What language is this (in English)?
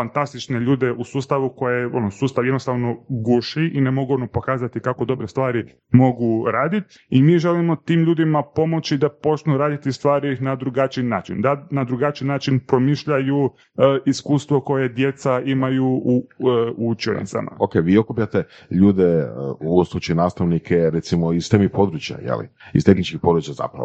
Croatian